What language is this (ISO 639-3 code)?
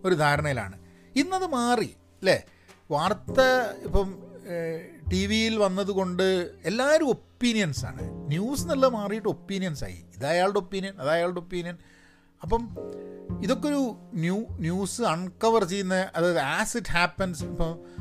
mal